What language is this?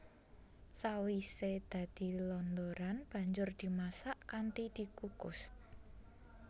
Javanese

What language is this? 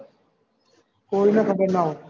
Gujarati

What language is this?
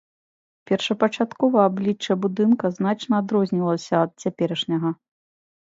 Belarusian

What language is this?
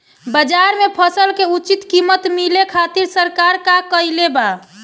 Bhojpuri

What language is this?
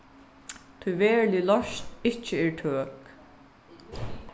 Faroese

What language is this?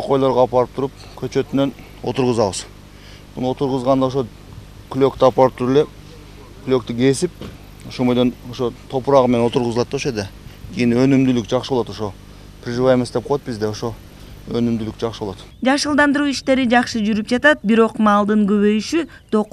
Turkish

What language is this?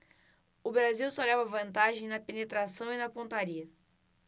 Portuguese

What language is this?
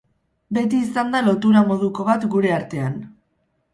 Basque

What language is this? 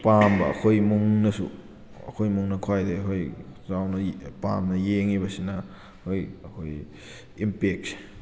Manipuri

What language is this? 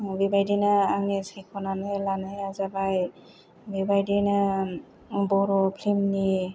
Bodo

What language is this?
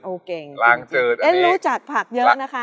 Thai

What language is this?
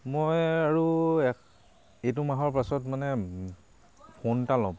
Assamese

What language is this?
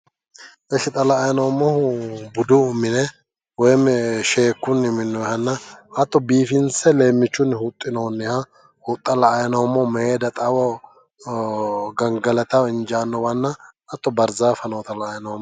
Sidamo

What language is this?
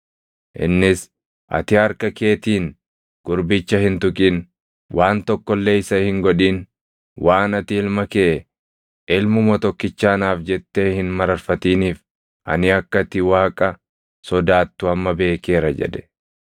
Oromo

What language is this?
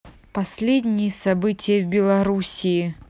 Russian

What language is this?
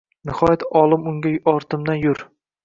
Uzbek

